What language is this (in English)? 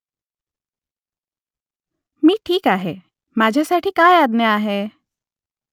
Marathi